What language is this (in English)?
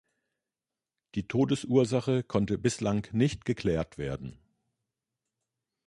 German